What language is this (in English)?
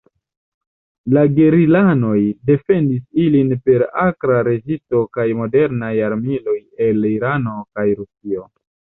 Esperanto